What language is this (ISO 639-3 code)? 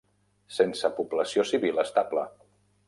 cat